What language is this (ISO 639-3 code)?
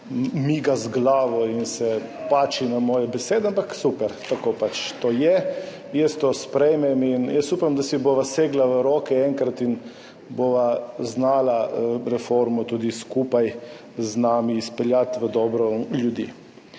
slv